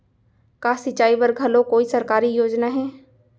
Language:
Chhattisgarhi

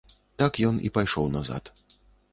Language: Belarusian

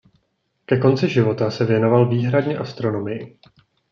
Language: Czech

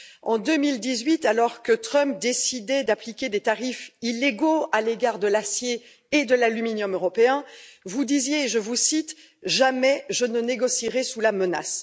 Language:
French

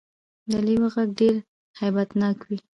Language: Pashto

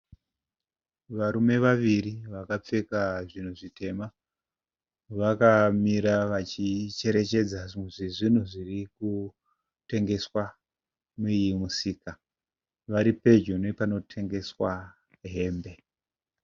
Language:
Shona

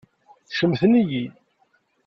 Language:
Kabyle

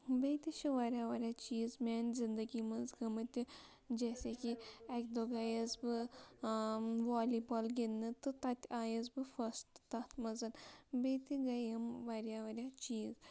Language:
Kashmiri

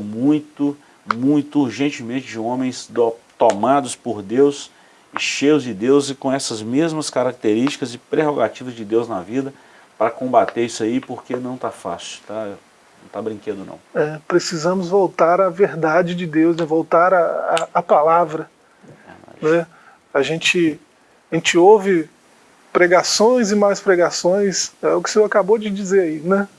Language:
Portuguese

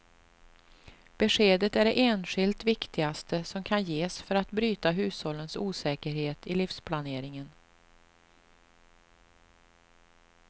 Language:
Swedish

